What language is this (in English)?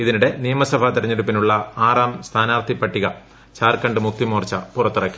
Malayalam